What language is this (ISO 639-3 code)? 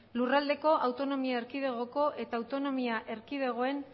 eus